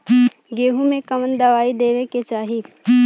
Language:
Bhojpuri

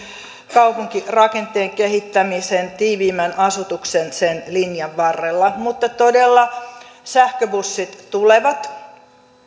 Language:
Finnish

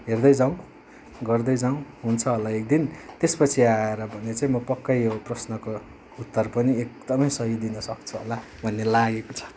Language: Nepali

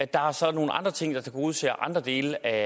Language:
Danish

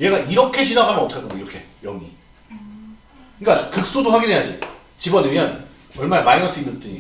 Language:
Korean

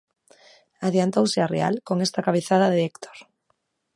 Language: Galician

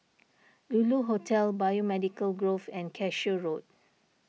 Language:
English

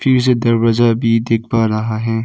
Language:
Hindi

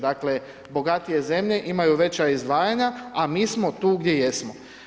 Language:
Croatian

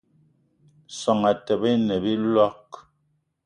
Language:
Eton (Cameroon)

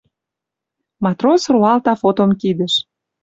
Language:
Western Mari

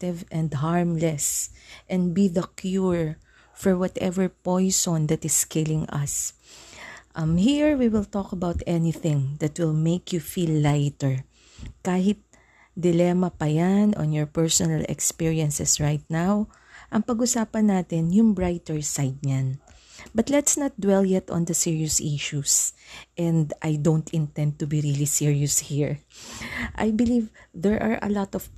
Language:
Filipino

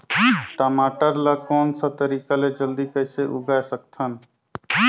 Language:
Chhattisgarhi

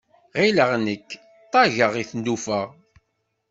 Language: Kabyle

